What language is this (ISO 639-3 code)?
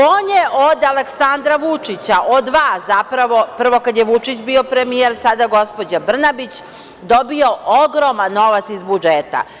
srp